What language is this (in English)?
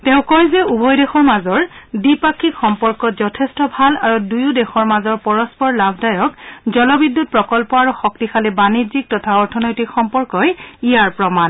Assamese